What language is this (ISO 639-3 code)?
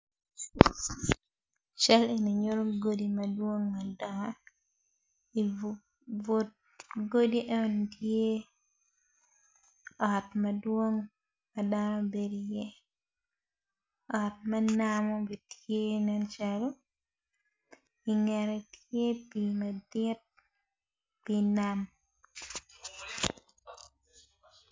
ach